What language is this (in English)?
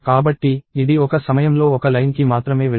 Telugu